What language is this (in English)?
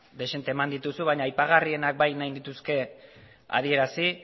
Basque